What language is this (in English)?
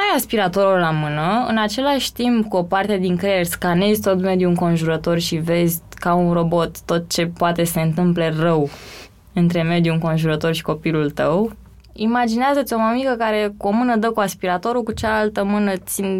Romanian